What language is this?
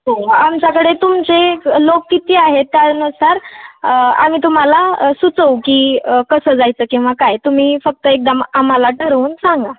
Marathi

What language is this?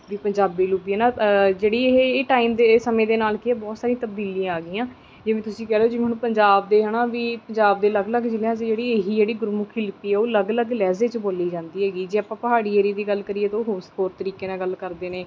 Punjabi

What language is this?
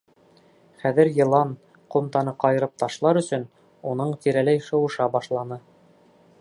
Bashkir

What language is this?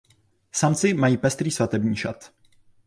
Czech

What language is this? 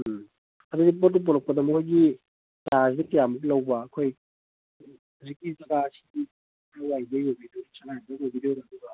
Manipuri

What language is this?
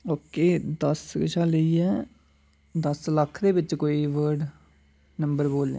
Dogri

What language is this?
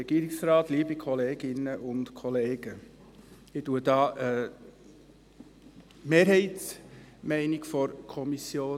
Swiss German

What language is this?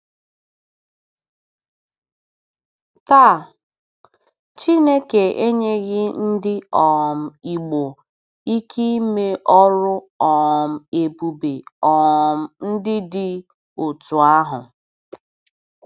Igbo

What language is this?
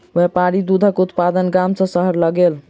Maithili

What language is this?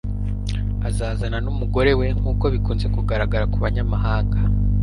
Kinyarwanda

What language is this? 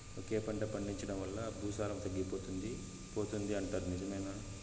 Telugu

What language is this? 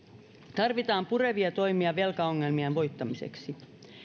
Finnish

